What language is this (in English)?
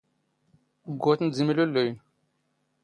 Standard Moroccan Tamazight